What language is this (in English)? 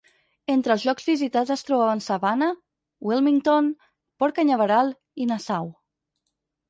Catalan